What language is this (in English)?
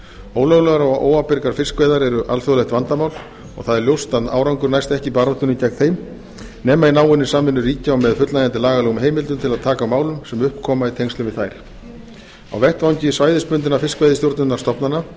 Icelandic